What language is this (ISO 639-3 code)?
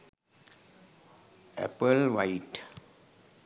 sin